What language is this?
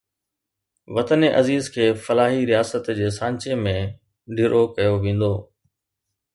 Sindhi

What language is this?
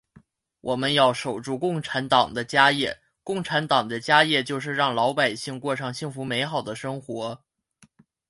Chinese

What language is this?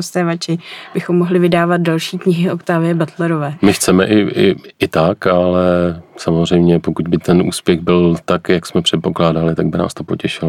Czech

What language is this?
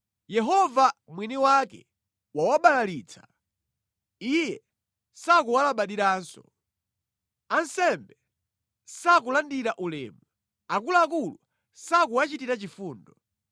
Nyanja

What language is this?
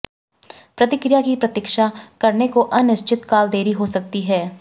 Hindi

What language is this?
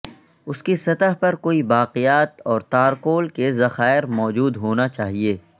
Urdu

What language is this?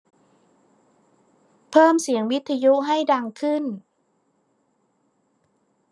Thai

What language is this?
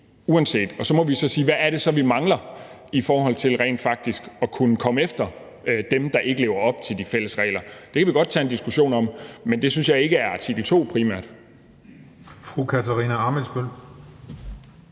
Danish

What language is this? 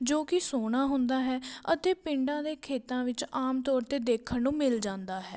Punjabi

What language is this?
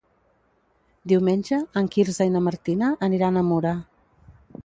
Catalan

